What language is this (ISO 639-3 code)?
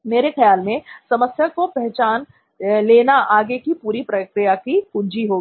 hin